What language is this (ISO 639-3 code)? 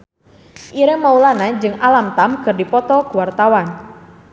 sun